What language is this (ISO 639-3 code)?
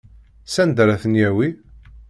kab